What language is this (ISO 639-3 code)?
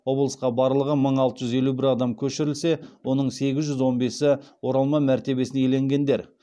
kaz